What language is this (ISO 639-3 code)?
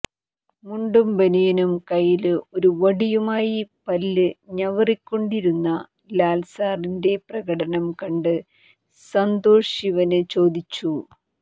mal